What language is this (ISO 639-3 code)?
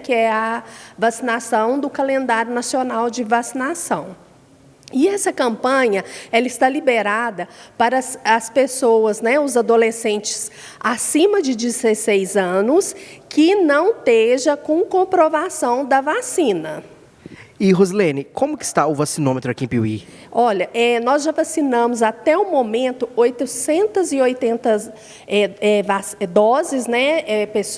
por